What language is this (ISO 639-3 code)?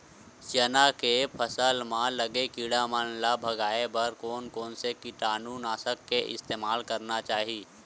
hne